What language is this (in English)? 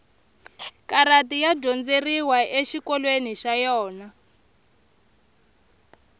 Tsonga